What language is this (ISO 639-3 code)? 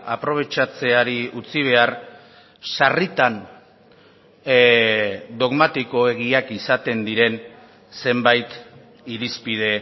eus